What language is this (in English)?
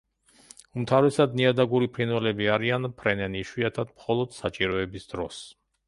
Georgian